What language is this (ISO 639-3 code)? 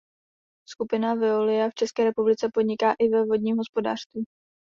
ces